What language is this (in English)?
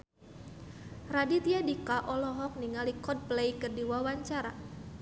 Sundanese